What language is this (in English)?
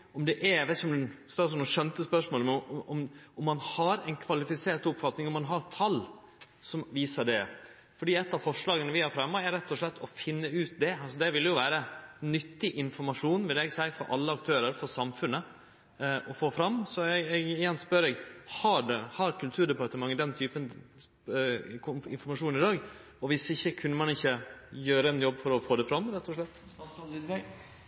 Norwegian